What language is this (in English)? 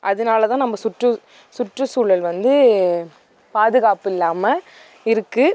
Tamil